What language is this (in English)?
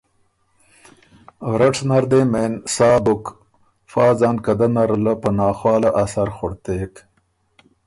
Ormuri